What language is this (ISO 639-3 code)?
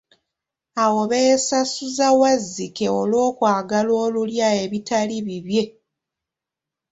lug